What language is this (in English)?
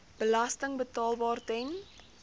Afrikaans